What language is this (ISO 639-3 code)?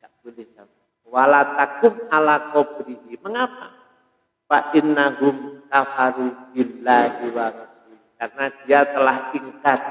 ind